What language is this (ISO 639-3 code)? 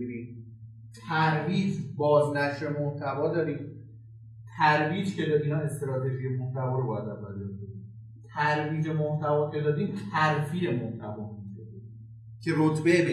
fas